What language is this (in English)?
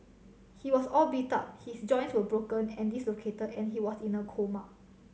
English